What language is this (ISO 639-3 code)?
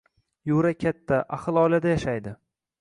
uzb